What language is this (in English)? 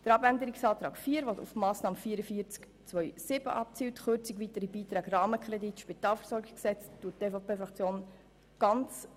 Swiss German